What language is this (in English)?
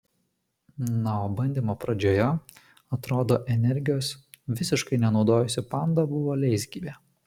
Lithuanian